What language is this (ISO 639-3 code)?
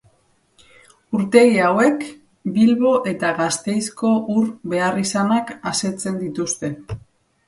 eus